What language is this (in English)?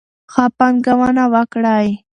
Pashto